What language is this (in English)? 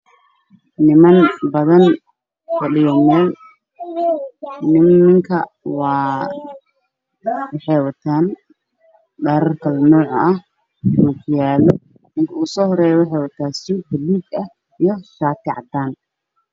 Somali